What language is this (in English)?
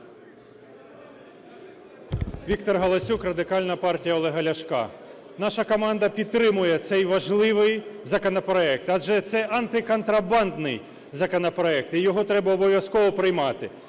Ukrainian